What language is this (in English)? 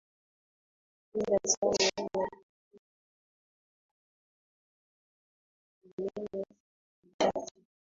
Swahili